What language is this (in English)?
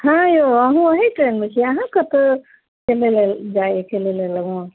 Maithili